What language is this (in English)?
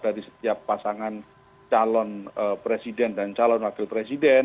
Indonesian